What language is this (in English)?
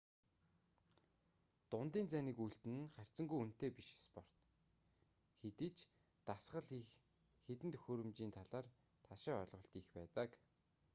Mongolian